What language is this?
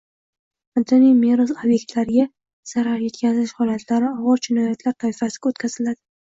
Uzbek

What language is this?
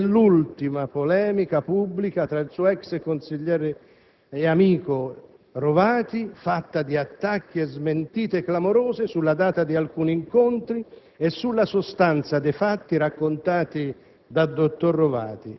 Italian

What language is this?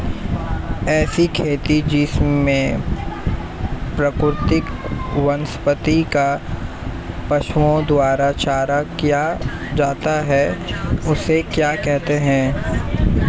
Hindi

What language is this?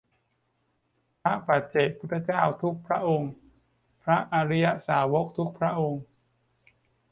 Thai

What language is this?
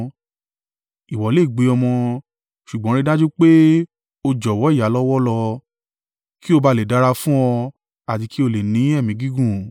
Yoruba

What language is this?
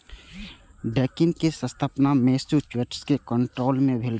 Maithili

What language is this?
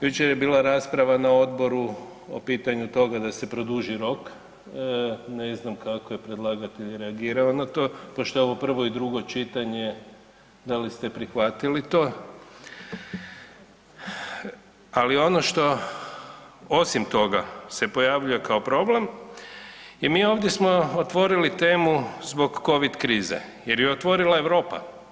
Croatian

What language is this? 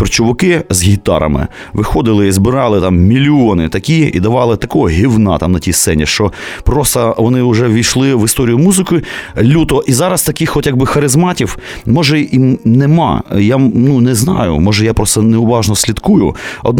Ukrainian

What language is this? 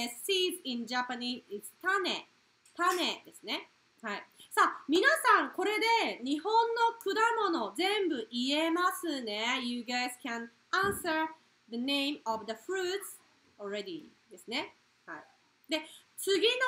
Japanese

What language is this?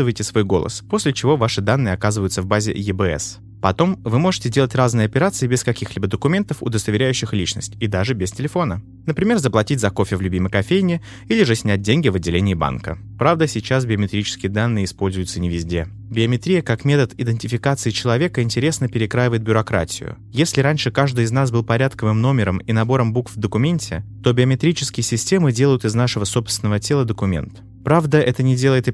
Russian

